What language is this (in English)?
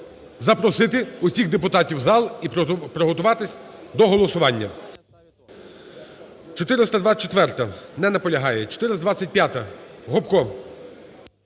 Ukrainian